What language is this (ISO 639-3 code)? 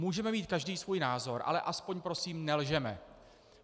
ces